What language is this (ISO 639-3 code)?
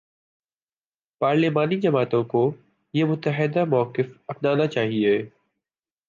urd